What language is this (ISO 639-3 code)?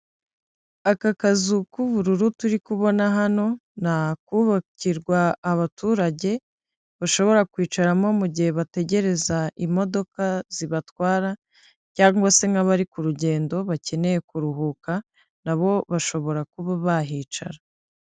kin